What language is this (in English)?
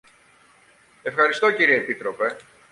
Greek